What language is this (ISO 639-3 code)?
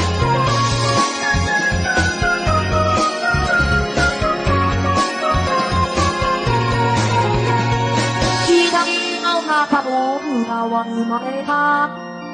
kor